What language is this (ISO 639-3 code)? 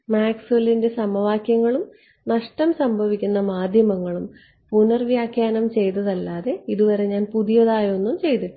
mal